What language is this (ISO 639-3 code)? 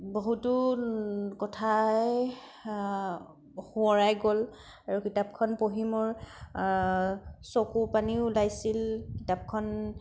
asm